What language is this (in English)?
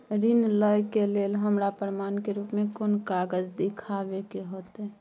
Maithili